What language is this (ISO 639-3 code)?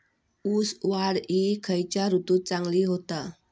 mar